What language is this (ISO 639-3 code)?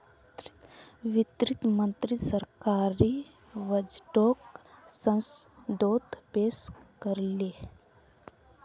mag